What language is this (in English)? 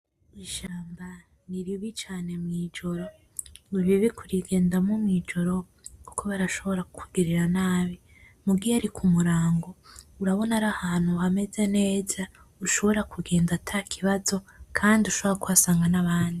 Rundi